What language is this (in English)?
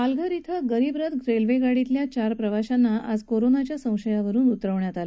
Marathi